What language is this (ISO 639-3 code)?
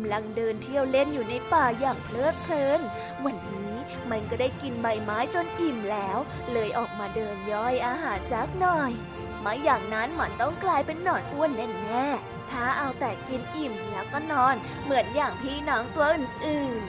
tha